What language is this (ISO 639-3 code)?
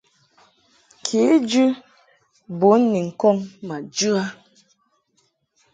mhk